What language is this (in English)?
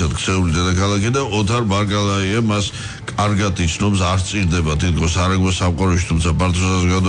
Romanian